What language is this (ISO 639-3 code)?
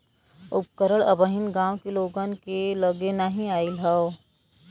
bho